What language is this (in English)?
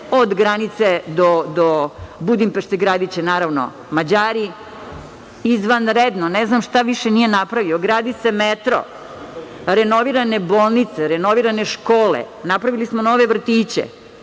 Serbian